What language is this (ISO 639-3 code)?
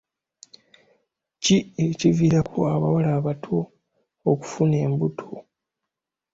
lug